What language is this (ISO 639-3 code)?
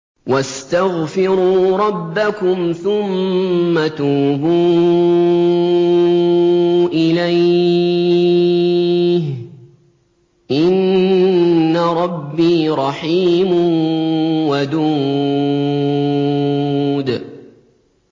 ara